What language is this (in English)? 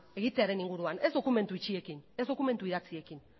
Basque